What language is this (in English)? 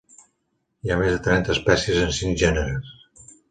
Catalan